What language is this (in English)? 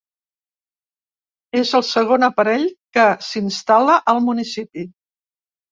Catalan